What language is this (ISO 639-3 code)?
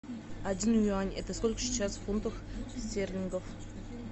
rus